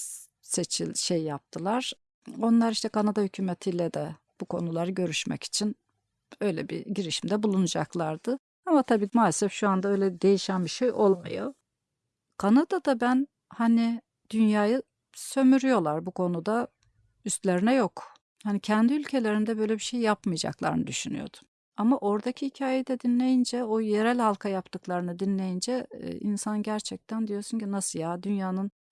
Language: Turkish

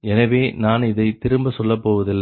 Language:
Tamil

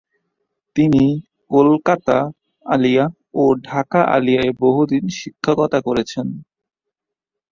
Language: Bangla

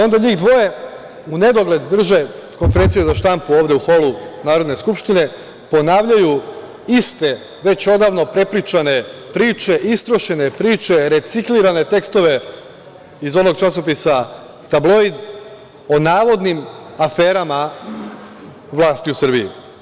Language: Serbian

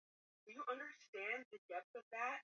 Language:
Swahili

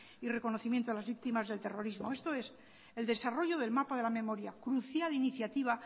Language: Spanish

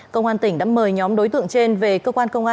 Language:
Vietnamese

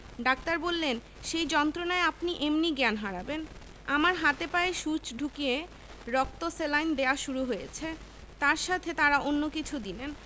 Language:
Bangla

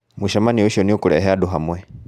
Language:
Kikuyu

